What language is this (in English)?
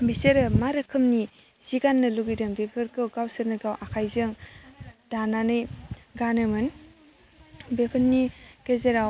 Bodo